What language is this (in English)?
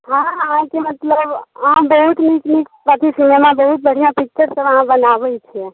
Maithili